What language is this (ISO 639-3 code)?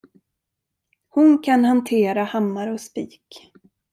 swe